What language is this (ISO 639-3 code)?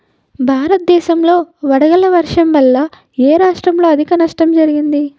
tel